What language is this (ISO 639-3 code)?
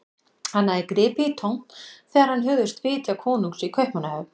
isl